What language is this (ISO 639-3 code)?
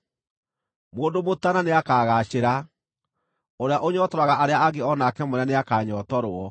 kik